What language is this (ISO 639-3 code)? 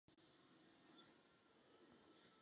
ces